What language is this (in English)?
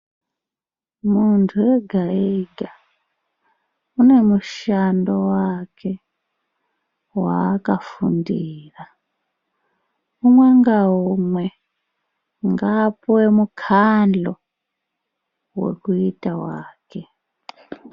Ndau